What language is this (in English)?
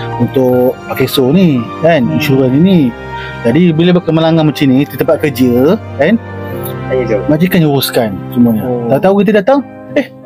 Malay